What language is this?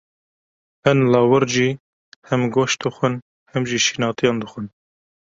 Kurdish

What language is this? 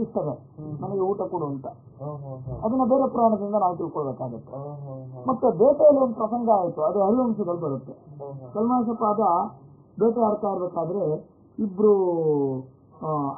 Turkish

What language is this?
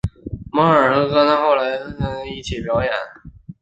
Chinese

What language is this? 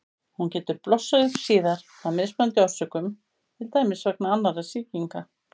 Icelandic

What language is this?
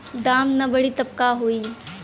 Bhojpuri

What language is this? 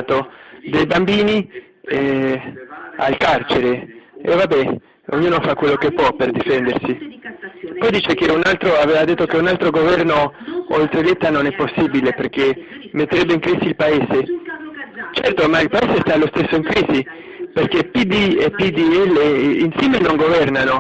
Italian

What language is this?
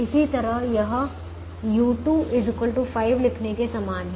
Hindi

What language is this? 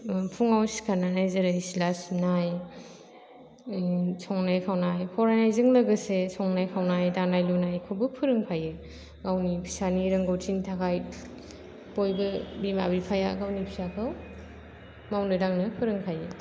Bodo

